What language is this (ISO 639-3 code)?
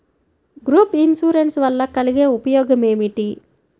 tel